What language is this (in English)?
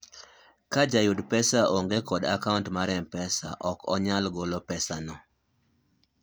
Luo (Kenya and Tanzania)